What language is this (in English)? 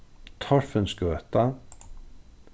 Faroese